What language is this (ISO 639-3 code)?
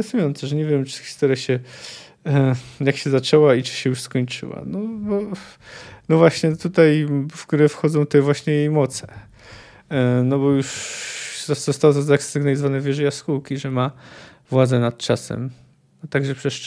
pol